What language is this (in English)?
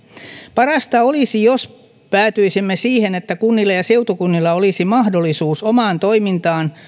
Finnish